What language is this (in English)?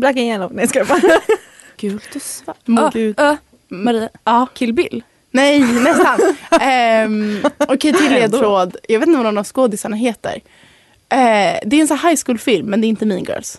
Swedish